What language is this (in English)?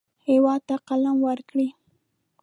Pashto